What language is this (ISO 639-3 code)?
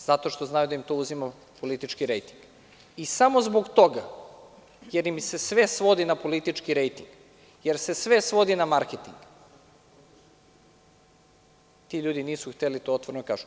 srp